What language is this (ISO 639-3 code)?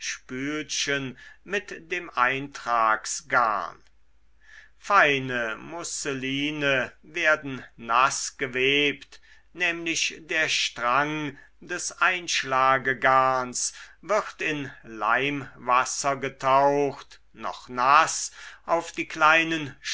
deu